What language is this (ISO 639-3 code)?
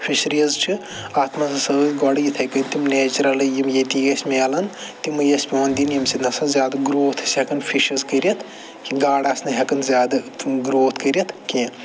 kas